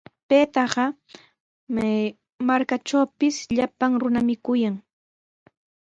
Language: Sihuas Ancash Quechua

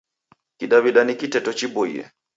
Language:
Taita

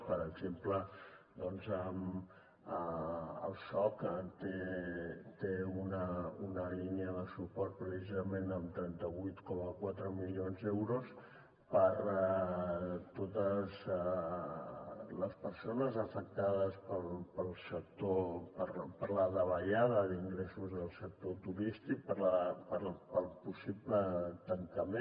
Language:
Catalan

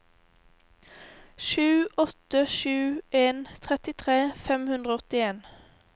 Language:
Norwegian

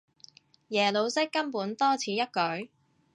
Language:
Cantonese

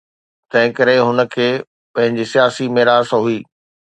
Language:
Sindhi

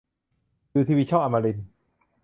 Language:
Thai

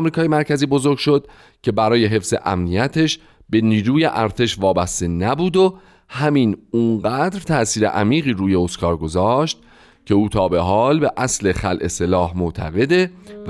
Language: Persian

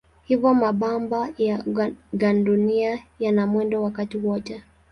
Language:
Swahili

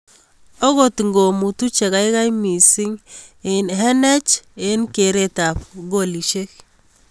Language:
Kalenjin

